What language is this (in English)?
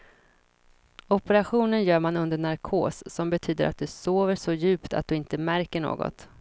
Swedish